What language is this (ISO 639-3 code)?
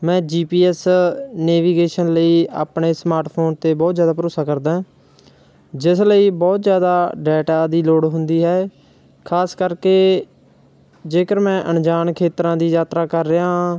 pan